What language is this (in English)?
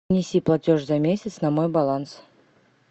Russian